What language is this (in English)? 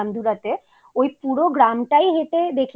Bangla